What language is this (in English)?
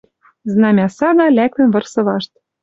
Western Mari